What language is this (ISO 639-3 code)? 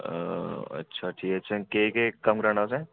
doi